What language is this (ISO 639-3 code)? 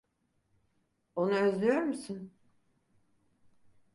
tur